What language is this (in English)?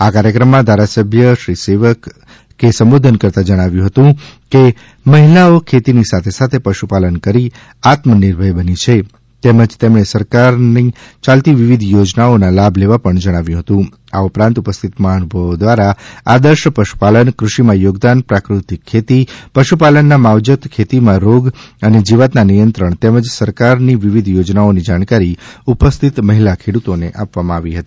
Gujarati